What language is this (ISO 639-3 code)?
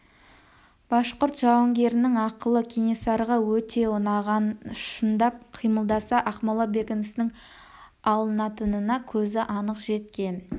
kaz